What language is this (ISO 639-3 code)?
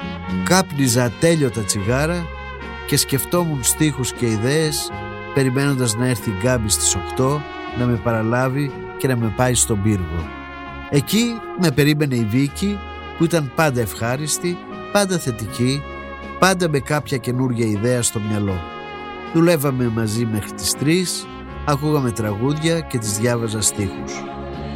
ell